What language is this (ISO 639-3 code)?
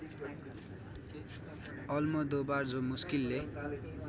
nep